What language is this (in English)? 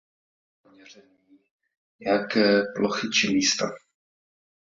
Czech